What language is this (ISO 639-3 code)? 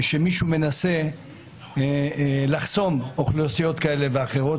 heb